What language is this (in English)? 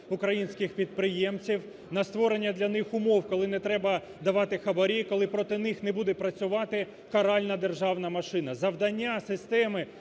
Ukrainian